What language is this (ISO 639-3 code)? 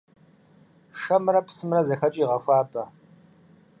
kbd